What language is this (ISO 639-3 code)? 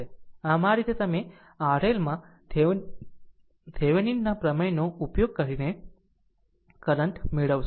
guj